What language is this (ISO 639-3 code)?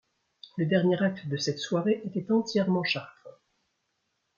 fra